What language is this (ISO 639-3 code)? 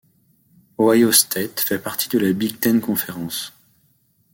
fra